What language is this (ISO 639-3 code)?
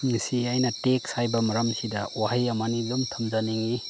mni